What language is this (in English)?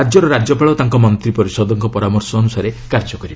Odia